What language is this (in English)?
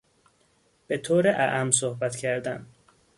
Persian